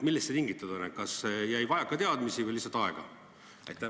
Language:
Estonian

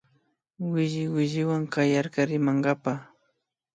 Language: Imbabura Highland Quichua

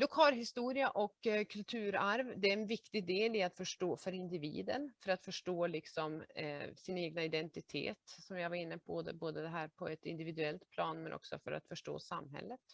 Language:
Swedish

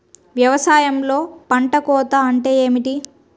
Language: Telugu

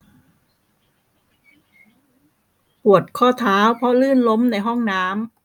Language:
Thai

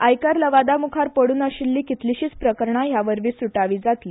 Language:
Konkani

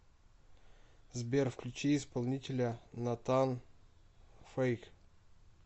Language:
Russian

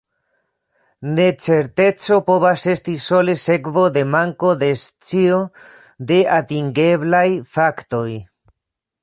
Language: Esperanto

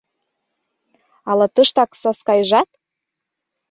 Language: Mari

